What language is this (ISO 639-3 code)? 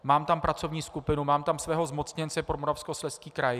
ces